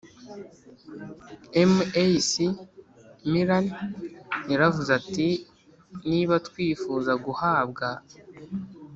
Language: Kinyarwanda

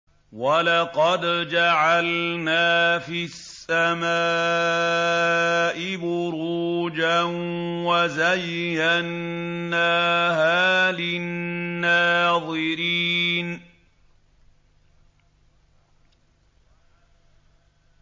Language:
Arabic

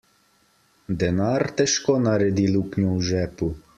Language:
Slovenian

